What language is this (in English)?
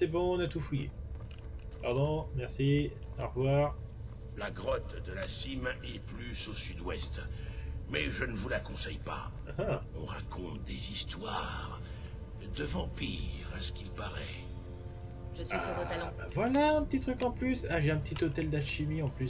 French